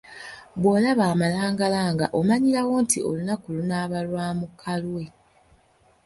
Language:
Ganda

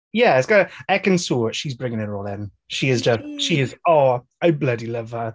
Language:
Welsh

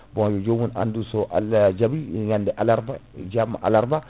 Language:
Fula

